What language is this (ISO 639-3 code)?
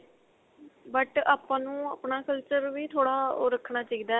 pan